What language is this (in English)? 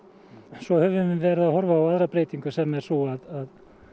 Icelandic